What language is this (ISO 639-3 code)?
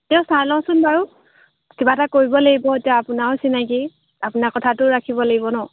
asm